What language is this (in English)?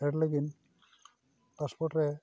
Santali